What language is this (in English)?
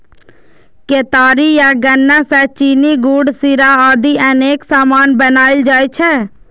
Maithili